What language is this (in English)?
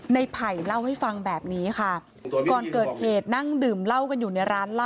Thai